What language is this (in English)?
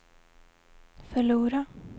Swedish